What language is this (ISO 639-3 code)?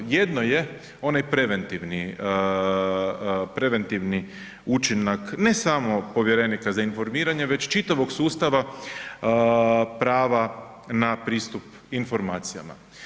hrv